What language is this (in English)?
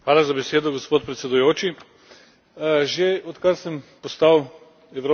Slovenian